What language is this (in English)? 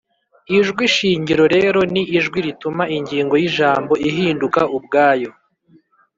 Kinyarwanda